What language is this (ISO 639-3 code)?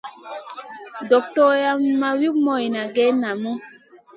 mcn